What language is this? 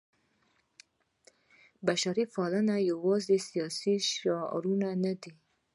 Pashto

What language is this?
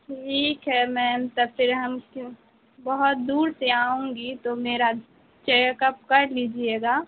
Urdu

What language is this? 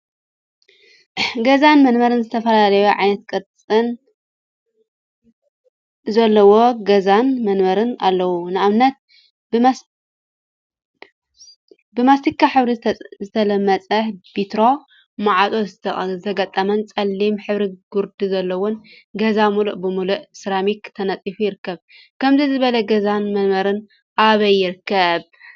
Tigrinya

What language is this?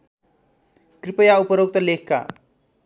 Nepali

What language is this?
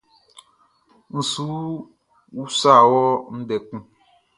Baoulé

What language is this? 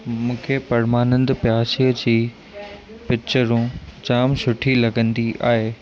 Sindhi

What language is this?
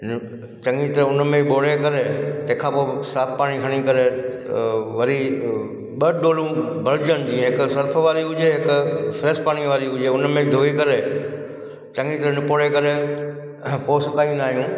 Sindhi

